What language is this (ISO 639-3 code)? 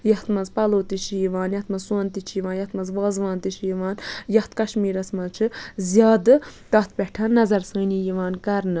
kas